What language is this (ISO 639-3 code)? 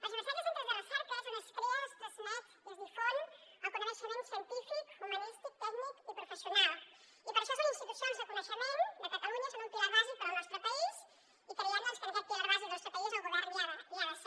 cat